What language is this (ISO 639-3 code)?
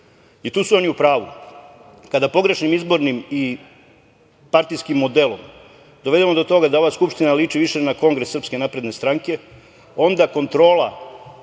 srp